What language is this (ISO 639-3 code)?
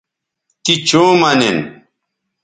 btv